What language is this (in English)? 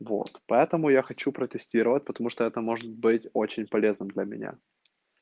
Russian